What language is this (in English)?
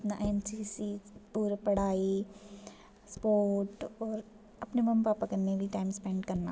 Dogri